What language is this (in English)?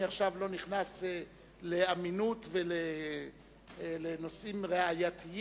Hebrew